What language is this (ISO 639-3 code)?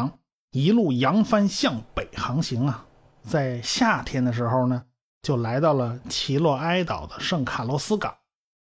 zho